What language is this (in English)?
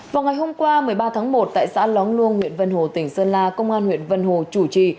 Vietnamese